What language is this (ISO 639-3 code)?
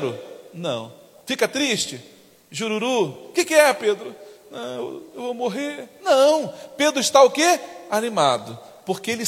por